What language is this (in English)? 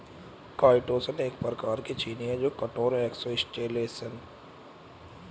Hindi